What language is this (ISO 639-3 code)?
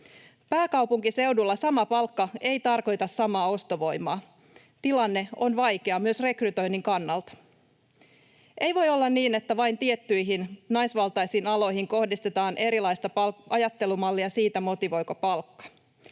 fin